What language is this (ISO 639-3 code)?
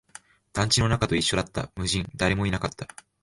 jpn